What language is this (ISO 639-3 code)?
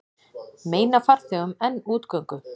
isl